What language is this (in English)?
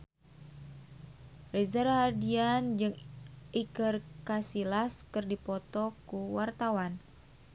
Sundanese